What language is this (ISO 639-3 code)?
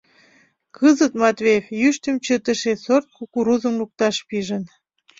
chm